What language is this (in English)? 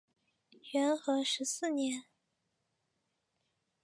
Chinese